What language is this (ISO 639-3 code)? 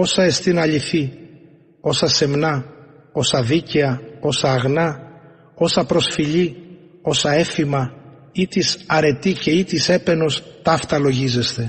ell